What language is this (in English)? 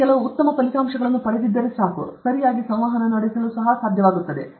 Kannada